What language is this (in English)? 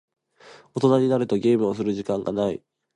Japanese